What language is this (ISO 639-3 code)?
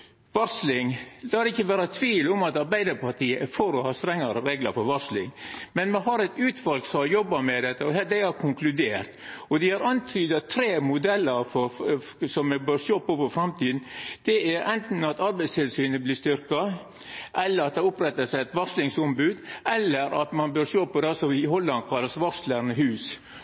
nno